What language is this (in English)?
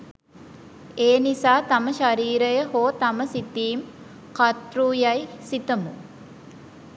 Sinhala